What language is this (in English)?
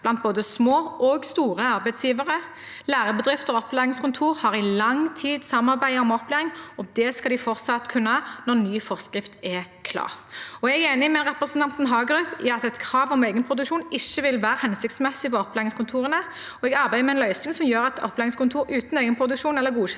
Norwegian